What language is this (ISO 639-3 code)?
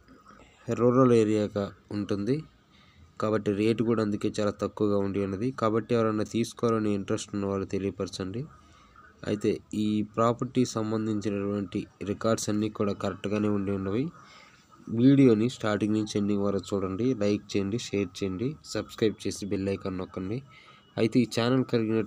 tel